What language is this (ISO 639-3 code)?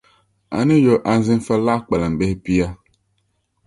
dag